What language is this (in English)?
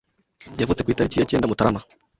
Kinyarwanda